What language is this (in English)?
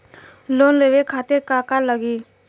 Bhojpuri